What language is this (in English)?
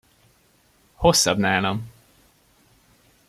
Hungarian